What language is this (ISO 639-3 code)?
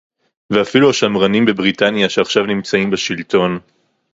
heb